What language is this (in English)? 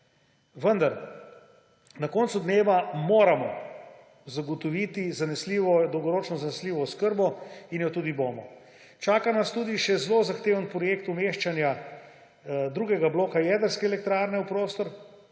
Slovenian